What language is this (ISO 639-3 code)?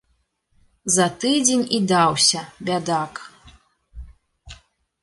bel